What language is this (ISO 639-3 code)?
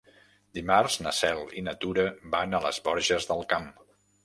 cat